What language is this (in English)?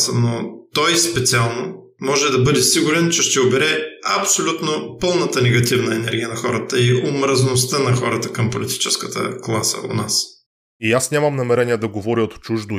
Bulgarian